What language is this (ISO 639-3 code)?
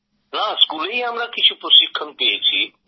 ben